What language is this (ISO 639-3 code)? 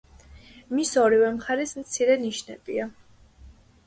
kat